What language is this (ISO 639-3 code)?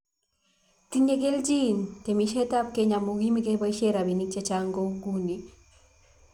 kln